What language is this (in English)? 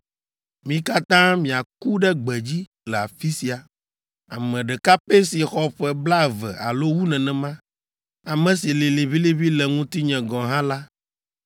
Ewe